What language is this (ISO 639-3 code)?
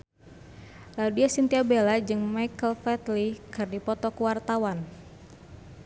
sun